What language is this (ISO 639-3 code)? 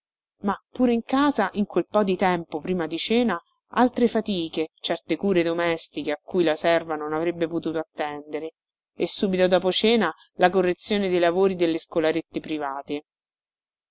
ita